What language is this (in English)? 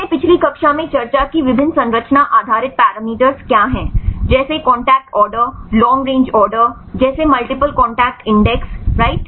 Hindi